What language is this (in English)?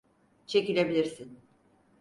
Turkish